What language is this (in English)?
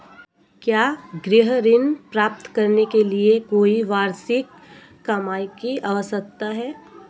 Hindi